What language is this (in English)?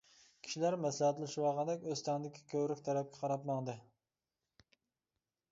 Uyghur